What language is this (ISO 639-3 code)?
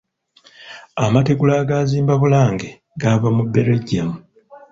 lug